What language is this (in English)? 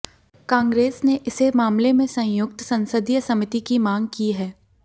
Hindi